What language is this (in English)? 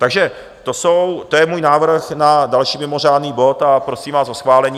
Czech